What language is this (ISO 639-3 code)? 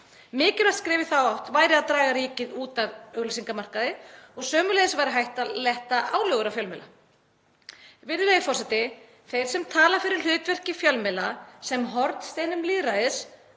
isl